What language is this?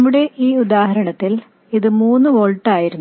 Malayalam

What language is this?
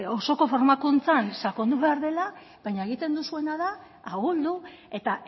Basque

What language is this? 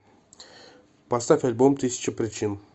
Russian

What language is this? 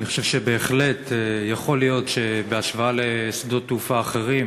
Hebrew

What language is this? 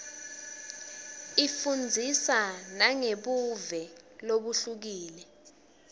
Swati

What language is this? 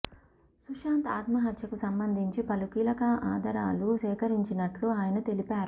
Telugu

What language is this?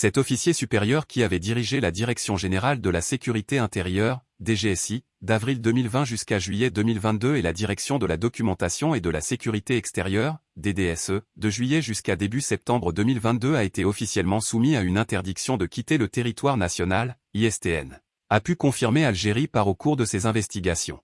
French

